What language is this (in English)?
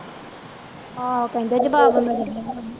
Punjabi